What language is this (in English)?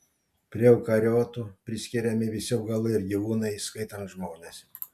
Lithuanian